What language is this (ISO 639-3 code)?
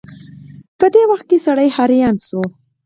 pus